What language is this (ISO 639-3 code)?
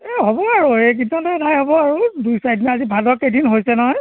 asm